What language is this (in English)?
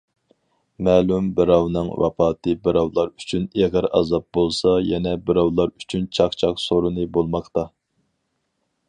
Uyghur